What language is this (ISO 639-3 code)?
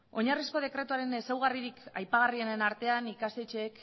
eus